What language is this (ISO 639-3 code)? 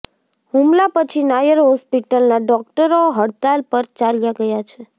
guj